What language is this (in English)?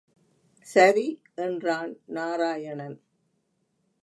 Tamil